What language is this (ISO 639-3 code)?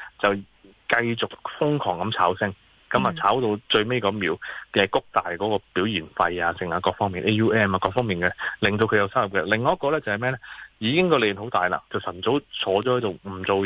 zho